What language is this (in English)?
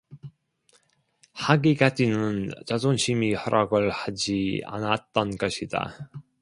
Korean